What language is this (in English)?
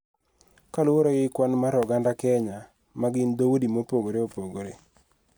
Luo (Kenya and Tanzania)